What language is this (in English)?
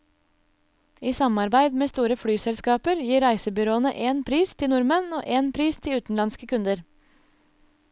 Norwegian